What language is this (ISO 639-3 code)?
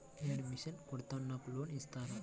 tel